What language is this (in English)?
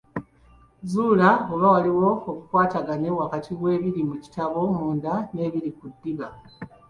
Ganda